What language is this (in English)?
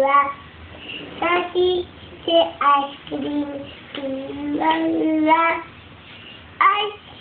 Hungarian